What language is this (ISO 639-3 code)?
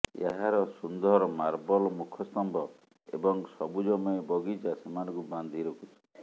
ori